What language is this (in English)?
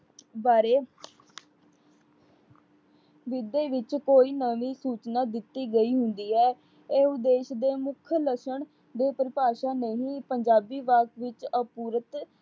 Punjabi